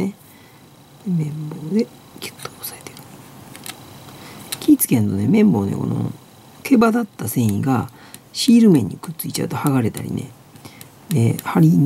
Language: Japanese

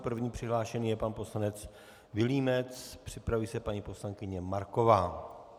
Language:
Czech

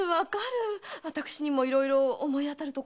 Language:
Japanese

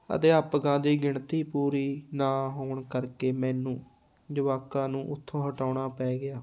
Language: Punjabi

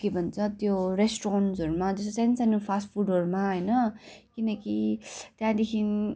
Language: Nepali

